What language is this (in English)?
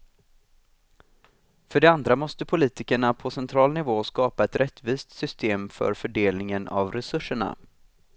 Swedish